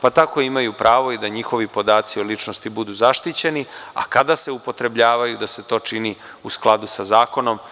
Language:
Serbian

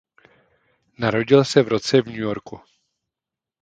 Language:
Czech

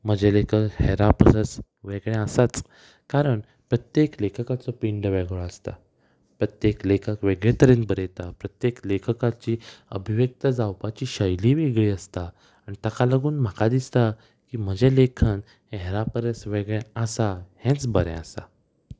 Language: Konkani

